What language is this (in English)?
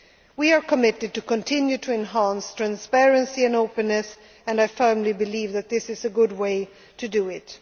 English